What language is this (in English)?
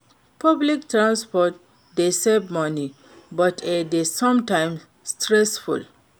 Nigerian Pidgin